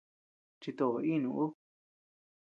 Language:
Tepeuxila Cuicatec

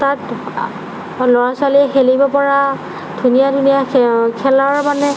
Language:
Assamese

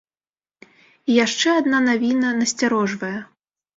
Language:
Belarusian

